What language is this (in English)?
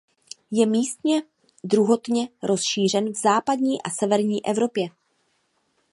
Czech